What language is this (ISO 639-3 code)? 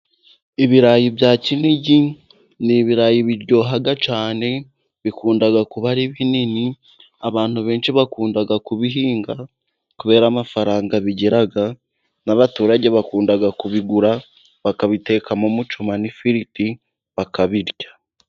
kin